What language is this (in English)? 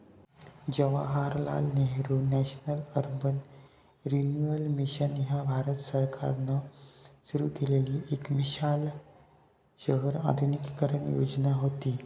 Marathi